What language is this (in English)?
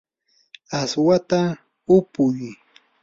Yanahuanca Pasco Quechua